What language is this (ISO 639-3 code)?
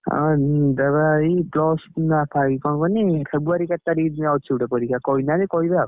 ori